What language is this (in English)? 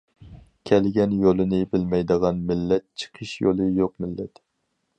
Uyghur